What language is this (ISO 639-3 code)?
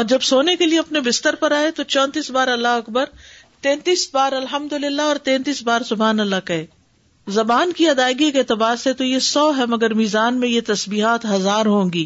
urd